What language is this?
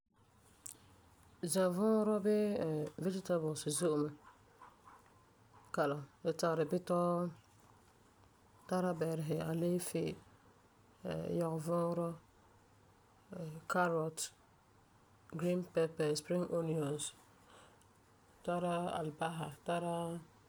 Frafra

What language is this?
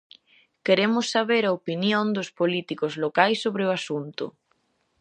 Galician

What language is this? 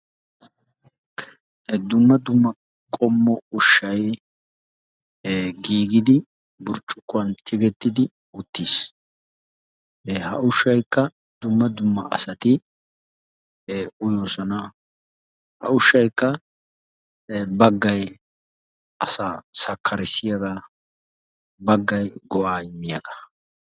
Wolaytta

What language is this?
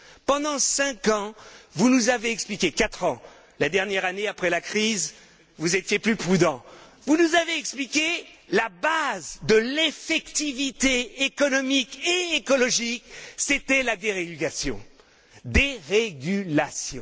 French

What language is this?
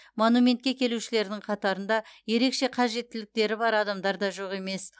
Kazakh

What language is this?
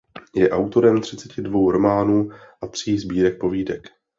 Czech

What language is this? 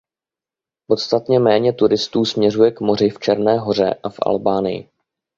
Czech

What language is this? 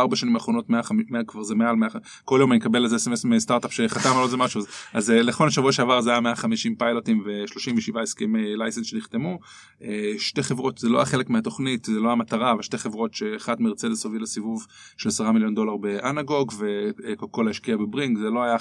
Hebrew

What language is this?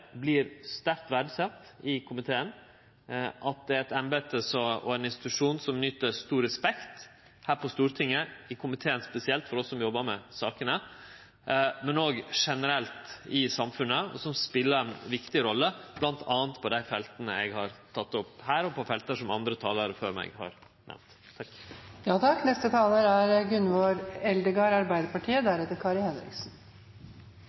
Norwegian Nynorsk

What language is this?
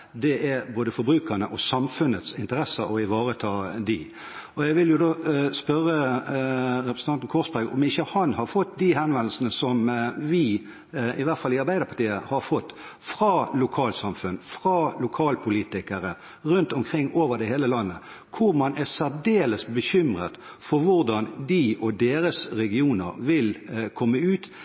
Norwegian Bokmål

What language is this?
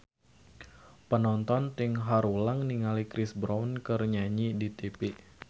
Sundanese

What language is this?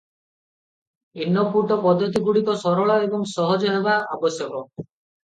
Odia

